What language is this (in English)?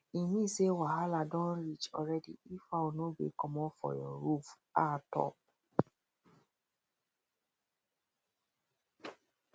Nigerian Pidgin